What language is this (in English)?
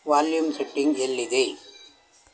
Kannada